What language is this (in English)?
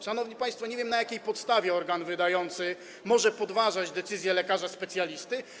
Polish